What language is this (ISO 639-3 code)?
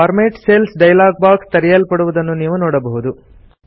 kan